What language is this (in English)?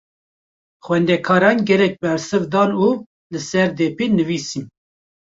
Kurdish